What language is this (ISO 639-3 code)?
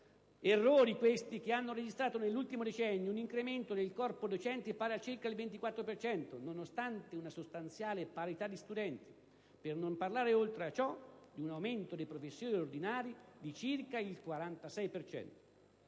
ita